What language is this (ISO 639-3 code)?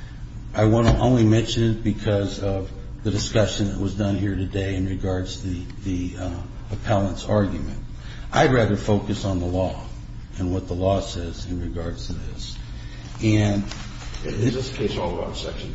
eng